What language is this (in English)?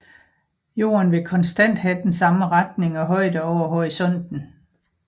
Danish